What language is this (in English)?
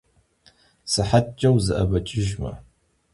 Kabardian